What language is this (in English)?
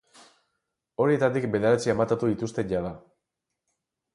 Basque